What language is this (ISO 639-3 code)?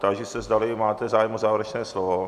ces